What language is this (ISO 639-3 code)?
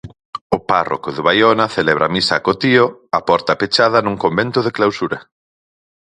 glg